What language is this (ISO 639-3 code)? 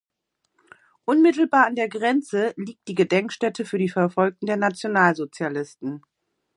deu